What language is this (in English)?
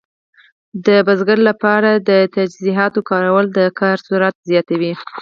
Pashto